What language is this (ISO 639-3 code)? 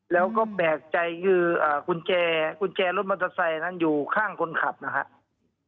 tha